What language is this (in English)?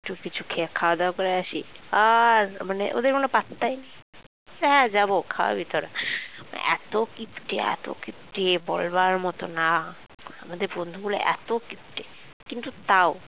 Bangla